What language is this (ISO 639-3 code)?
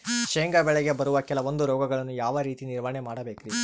kan